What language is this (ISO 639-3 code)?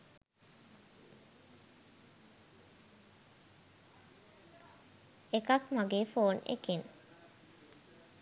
sin